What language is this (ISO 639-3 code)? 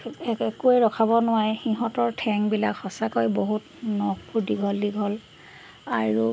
asm